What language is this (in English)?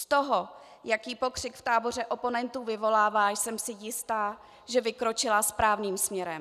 Czech